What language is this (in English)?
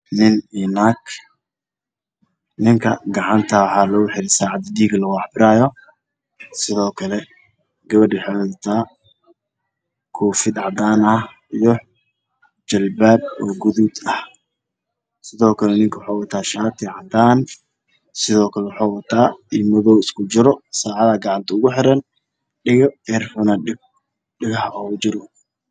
Somali